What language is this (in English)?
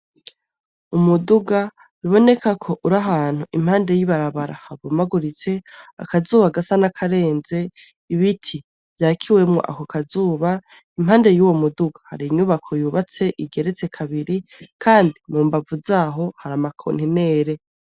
Rundi